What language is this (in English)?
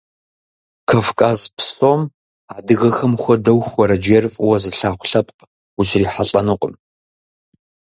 Kabardian